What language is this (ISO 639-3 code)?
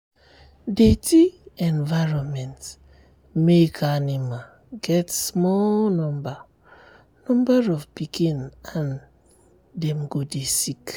pcm